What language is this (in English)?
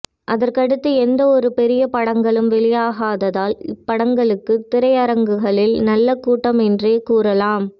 Tamil